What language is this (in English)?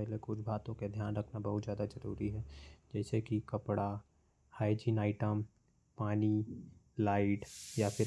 Korwa